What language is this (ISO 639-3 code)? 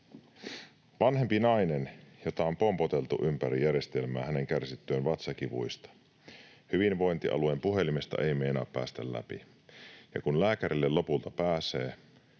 fin